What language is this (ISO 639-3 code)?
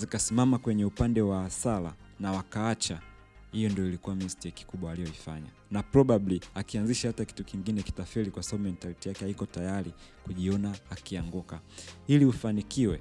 swa